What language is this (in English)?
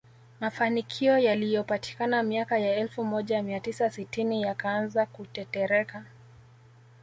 Swahili